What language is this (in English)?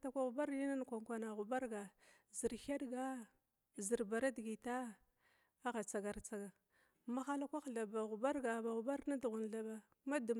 Glavda